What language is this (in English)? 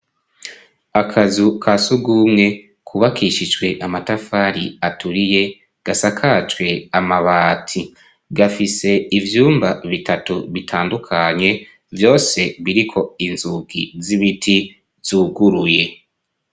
Rundi